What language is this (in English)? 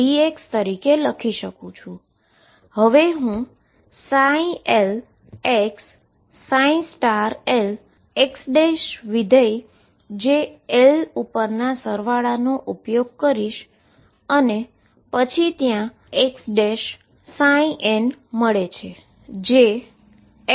Gujarati